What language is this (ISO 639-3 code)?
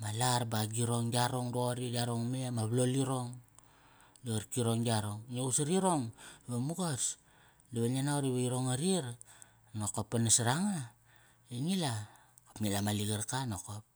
ckr